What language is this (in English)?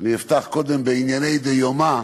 Hebrew